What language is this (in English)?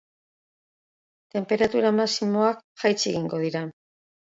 Basque